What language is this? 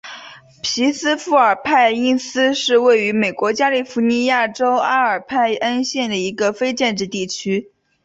Chinese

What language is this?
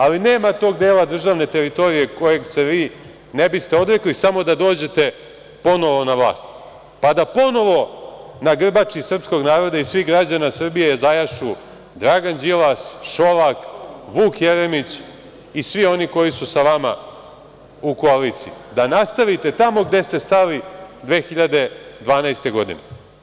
Serbian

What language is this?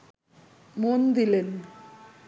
Bangla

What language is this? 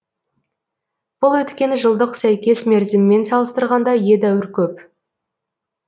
Kazakh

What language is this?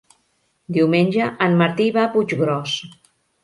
Catalan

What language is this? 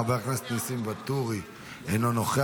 Hebrew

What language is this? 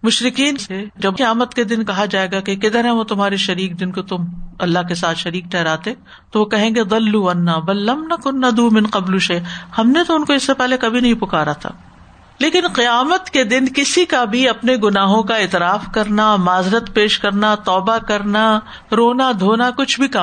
Urdu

